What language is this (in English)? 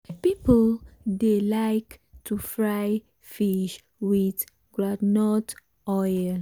Nigerian Pidgin